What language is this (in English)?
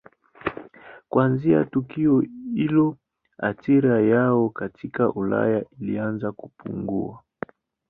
Swahili